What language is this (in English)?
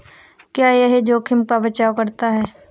Hindi